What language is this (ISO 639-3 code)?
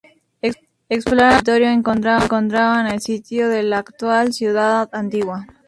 spa